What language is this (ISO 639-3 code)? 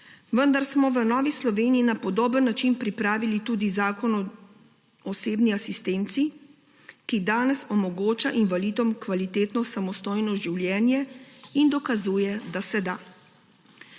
slv